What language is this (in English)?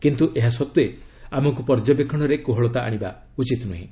Odia